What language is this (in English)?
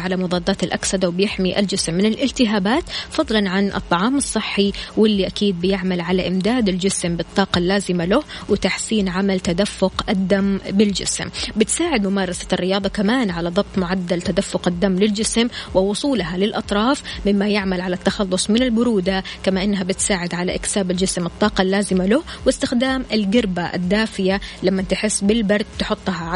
Arabic